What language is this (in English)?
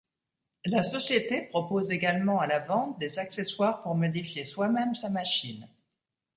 French